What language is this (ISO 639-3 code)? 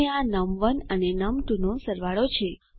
guj